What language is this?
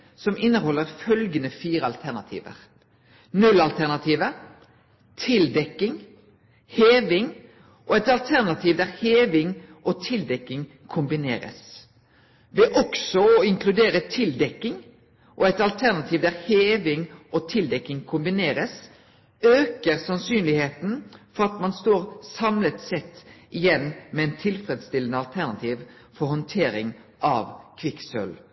Norwegian Nynorsk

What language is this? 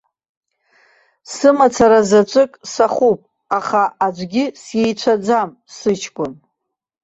Abkhazian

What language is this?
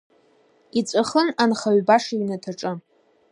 Abkhazian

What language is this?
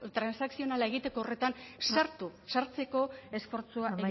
Basque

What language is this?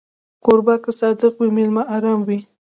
Pashto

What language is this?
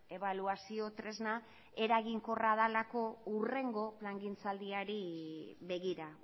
Basque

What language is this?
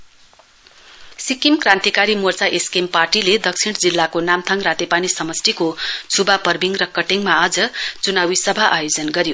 Nepali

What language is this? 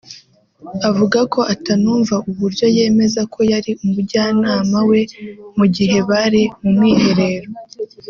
Kinyarwanda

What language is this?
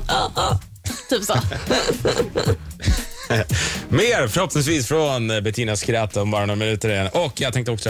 Swedish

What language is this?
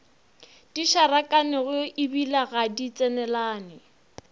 Northern Sotho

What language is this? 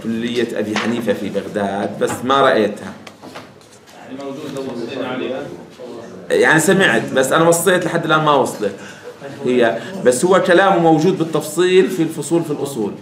Arabic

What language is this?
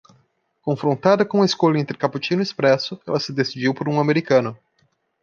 Portuguese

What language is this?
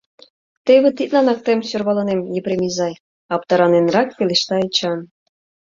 Mari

